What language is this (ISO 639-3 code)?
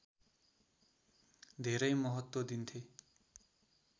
nep